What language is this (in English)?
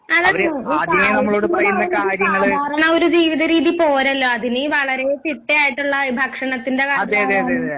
Malayalam